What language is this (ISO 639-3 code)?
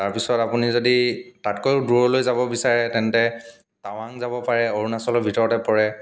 asm